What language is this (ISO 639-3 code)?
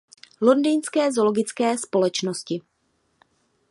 ces